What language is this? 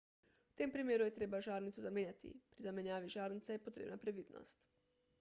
Slovenian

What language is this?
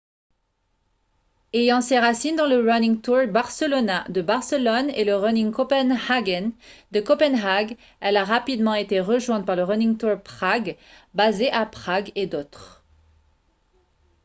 French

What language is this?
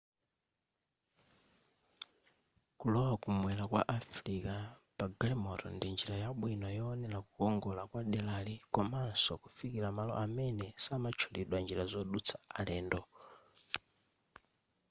Nyanja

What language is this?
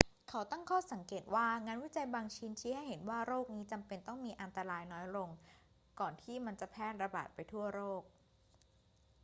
Thai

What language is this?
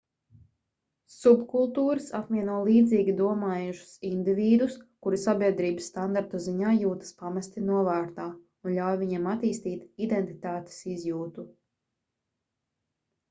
Latvian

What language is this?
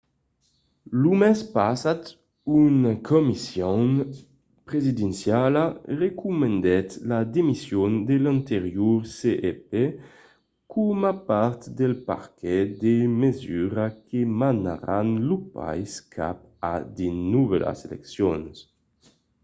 Occitan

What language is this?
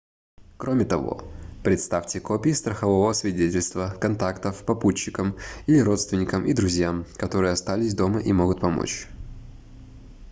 Russian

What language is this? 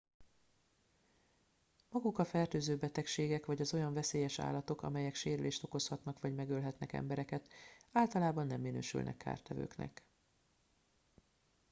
Hungarian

